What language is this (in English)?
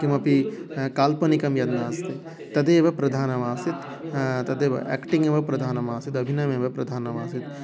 Sanskrit